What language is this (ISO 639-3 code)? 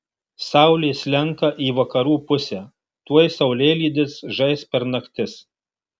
lit